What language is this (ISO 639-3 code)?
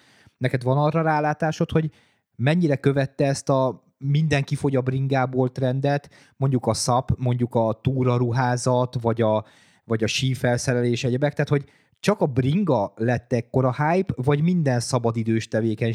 hun